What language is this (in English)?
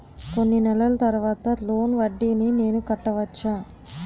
Telugu